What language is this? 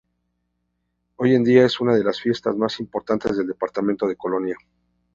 Spanish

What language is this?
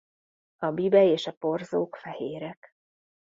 Hungarian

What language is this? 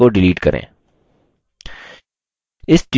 Hindi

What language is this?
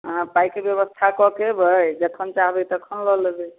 Maithili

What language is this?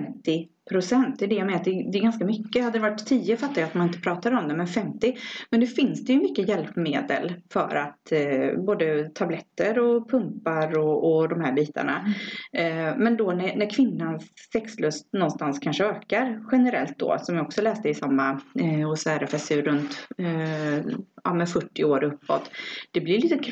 Swedish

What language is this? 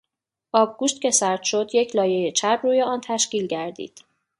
Persian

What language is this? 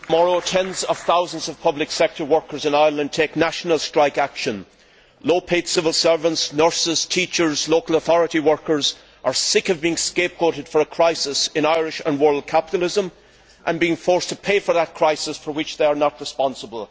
English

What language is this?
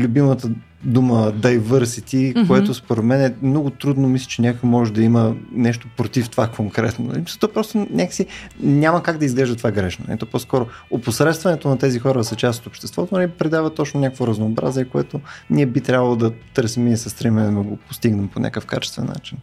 Bulgarian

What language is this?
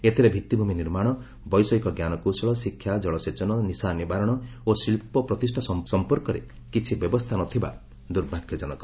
Odia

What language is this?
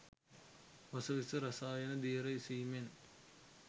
Sinhala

